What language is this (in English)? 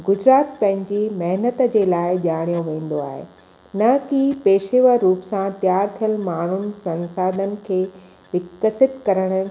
Sindhi